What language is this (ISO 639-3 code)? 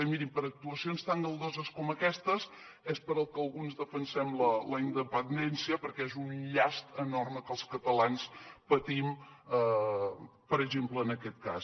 cat